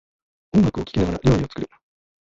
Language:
Japanese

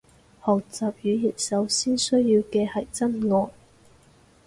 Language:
Cantonese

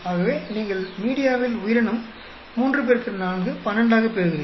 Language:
Tamil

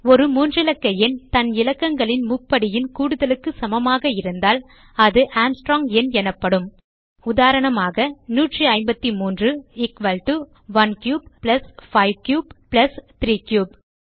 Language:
Tamil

